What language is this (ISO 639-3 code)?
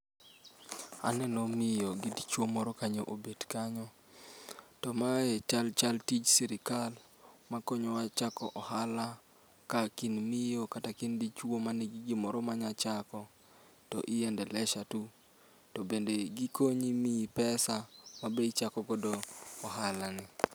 luo